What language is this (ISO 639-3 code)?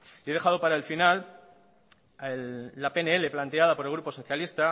spa